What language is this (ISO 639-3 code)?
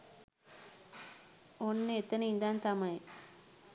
sin